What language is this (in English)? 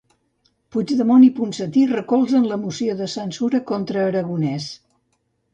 Catalan